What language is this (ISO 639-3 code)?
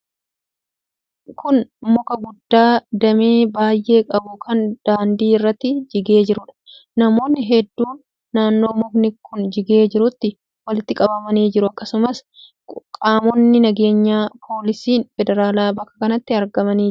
orm